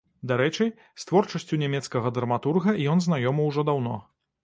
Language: Belarusian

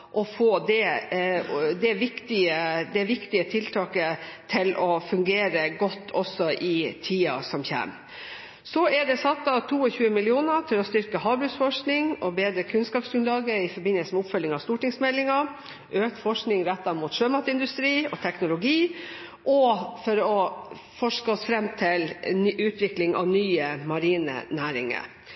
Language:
Norwegian Bokmål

